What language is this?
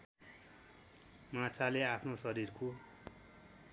Nepali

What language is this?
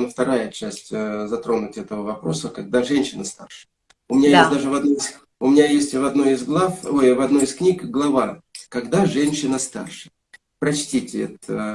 Russian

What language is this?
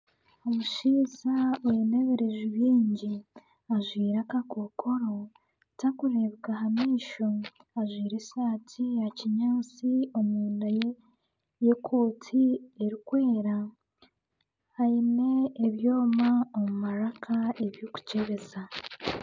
Nyankole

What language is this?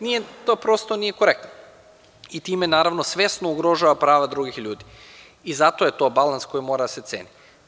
Serbian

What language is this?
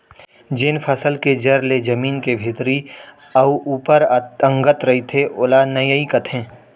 Chhattisgarhi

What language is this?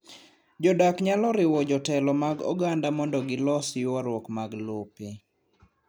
Luo (Kenya and Tanzania)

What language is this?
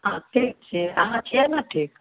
Maithili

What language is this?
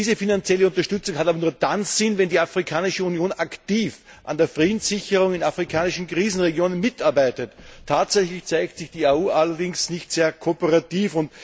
German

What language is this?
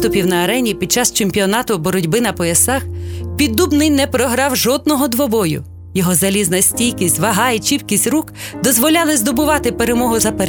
Ukrainian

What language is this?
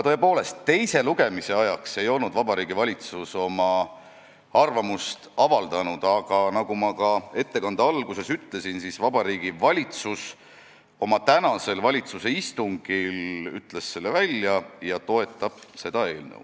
Estonian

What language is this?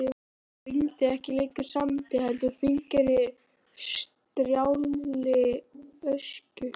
Icelandic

